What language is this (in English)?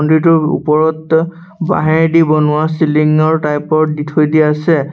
Assamese